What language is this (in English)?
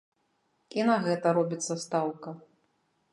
Belarusian